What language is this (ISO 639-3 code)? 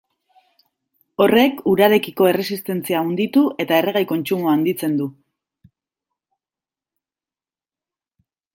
eus